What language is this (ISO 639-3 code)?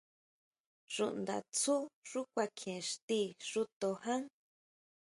mau